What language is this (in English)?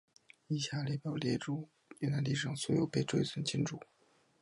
Chinese